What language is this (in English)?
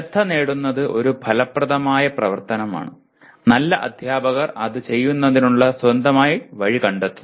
Malayalam